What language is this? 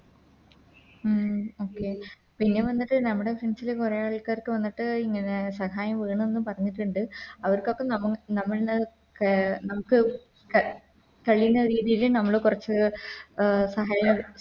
Malayalam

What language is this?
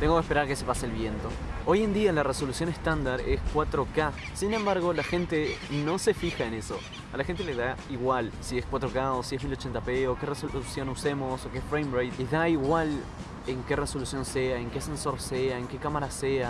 Spanish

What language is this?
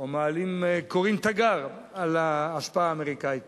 Hebrew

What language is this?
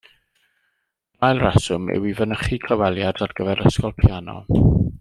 Welsh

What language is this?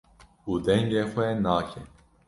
Kurdish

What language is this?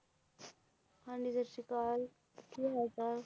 Punjabi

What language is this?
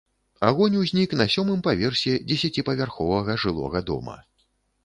Belarusian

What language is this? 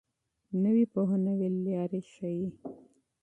Pashto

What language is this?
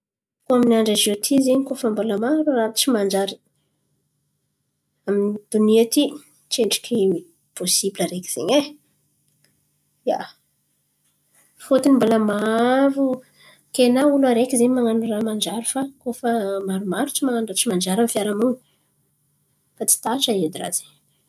Antankarana Malagasy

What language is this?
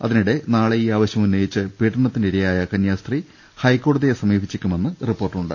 Malayalam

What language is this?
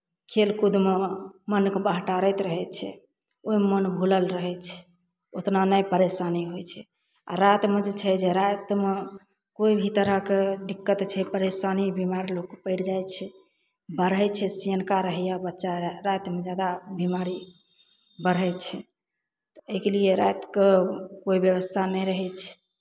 Maithili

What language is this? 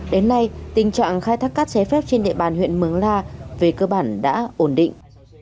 Vietnamese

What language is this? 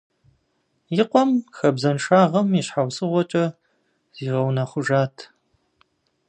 Kabardian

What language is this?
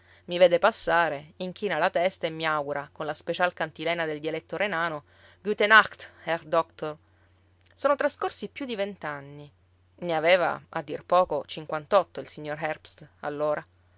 Italian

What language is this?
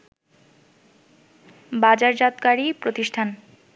Bangla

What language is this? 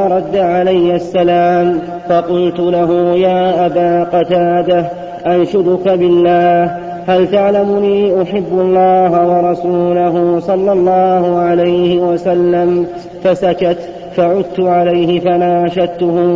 Arabic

